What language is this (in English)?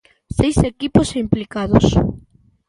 Galician